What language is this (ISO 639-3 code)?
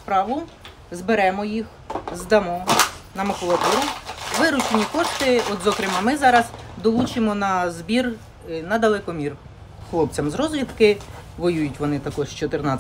ukr